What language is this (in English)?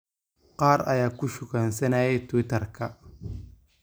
Somali